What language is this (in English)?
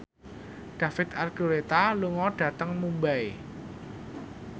Javanese